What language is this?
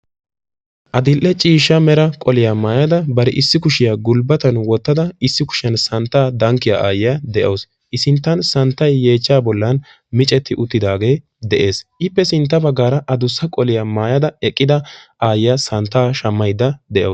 Wolaytta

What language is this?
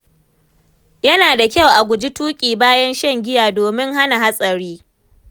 Hausa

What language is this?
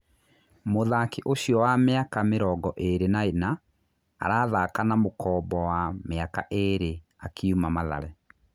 Kikuyu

